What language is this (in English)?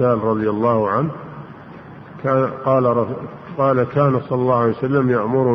Arabic